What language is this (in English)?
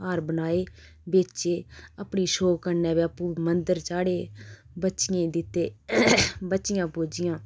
Dogri